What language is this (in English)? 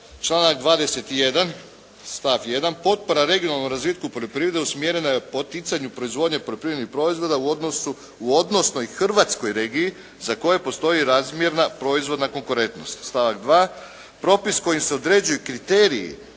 Croatian